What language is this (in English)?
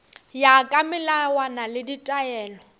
Northern Sotho